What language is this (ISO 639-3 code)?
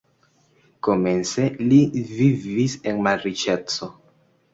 epo